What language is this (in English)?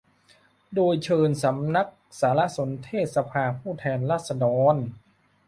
Thai